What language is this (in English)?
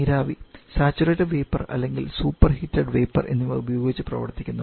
Malayalam